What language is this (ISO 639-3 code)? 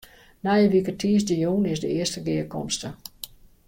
fry